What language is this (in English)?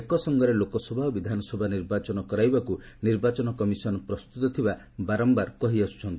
Odia